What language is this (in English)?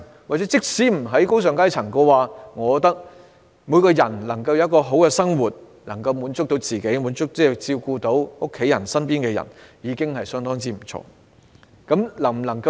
Cantonese